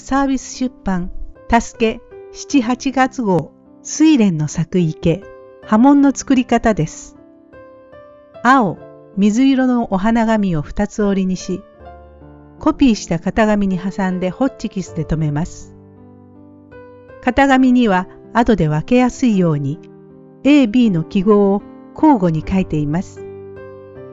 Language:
Japanese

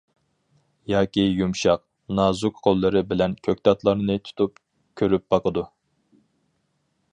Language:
Uyghur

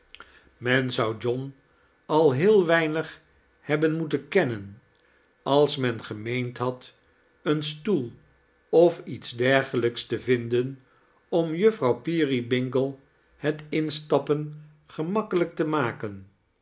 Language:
Dutch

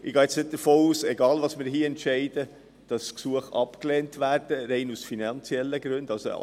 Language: Swiss German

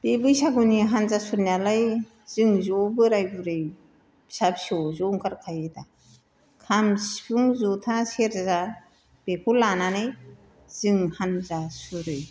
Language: Bodo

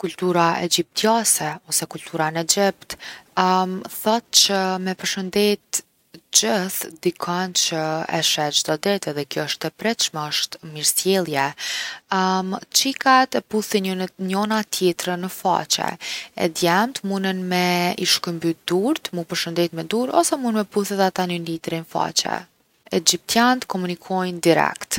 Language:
Gheg Albanian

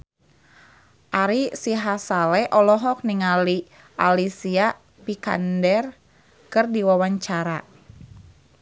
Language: Sundanese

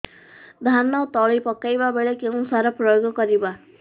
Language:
Odia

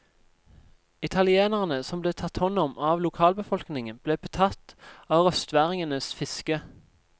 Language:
Norwegian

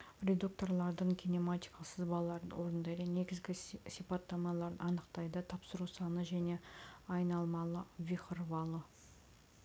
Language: Kazakh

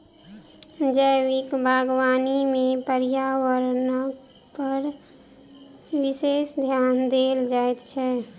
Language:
Maithili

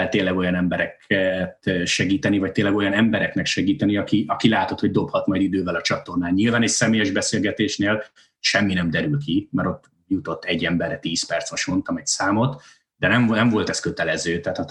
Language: Hungarian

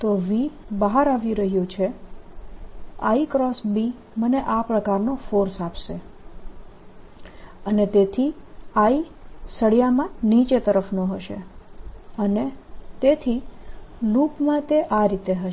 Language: Gujarati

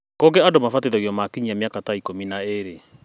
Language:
Kikuyu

